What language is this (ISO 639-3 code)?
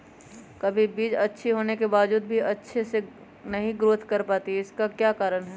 mag